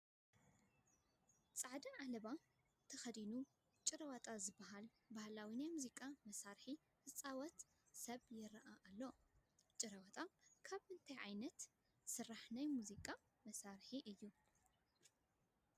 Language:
Tigrinya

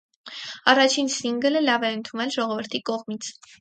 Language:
Armenian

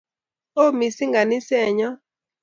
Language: Kalenjin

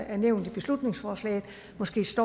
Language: Danish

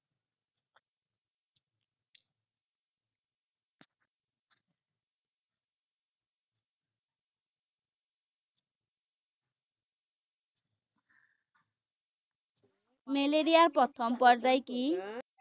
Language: Assamese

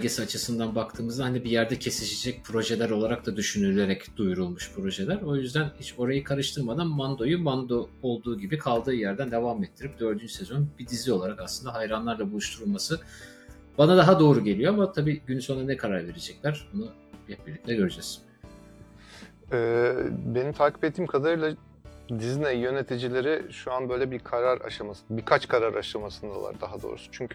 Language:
Turkish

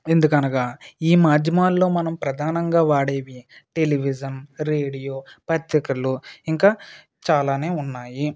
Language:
Telugu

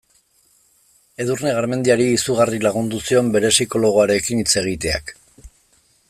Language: Basque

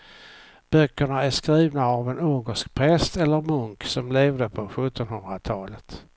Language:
Swedish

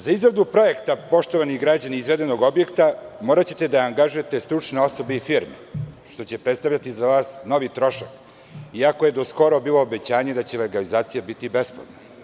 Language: Serbian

